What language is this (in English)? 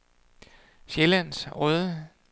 Danish